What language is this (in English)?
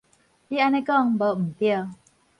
Min Nan Chinese